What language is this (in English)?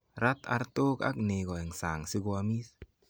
Kalenjin